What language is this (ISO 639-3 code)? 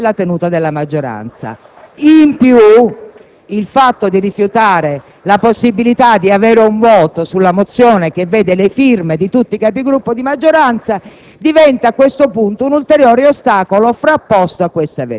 ita